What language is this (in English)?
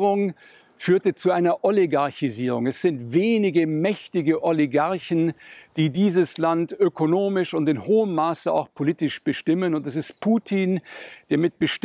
German